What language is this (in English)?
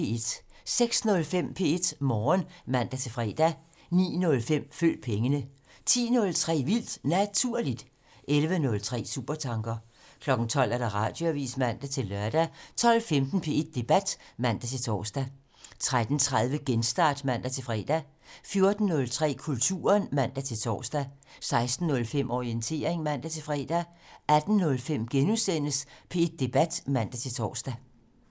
Danish